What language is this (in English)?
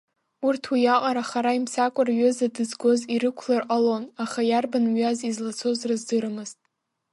Abkhazian